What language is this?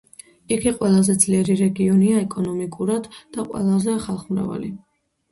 Georgian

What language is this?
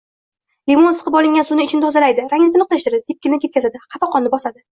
Uzbek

